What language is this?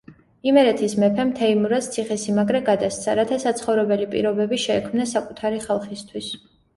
Georgian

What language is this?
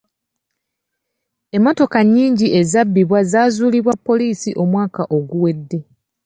Ganda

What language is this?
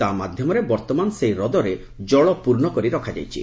Odia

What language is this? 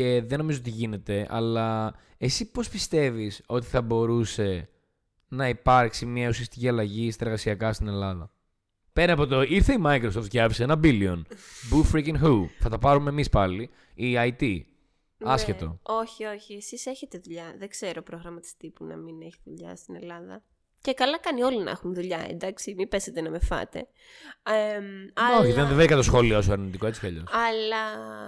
Greek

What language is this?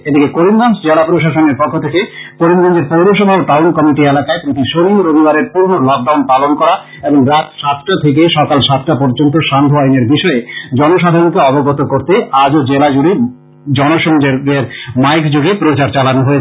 Bangla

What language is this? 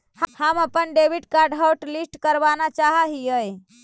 Magahi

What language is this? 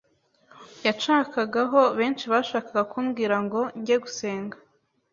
Kinyarwanda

